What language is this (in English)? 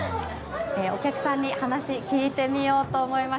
Japanese